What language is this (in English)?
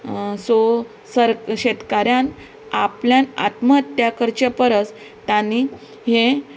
Konkani